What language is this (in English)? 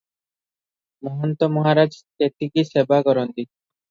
Odia